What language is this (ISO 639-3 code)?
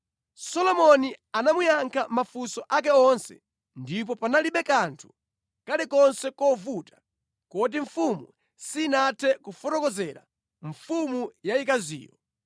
nya